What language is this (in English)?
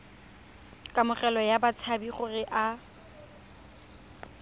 Tswana